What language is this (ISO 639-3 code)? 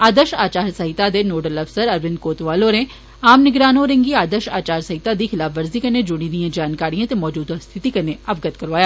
doi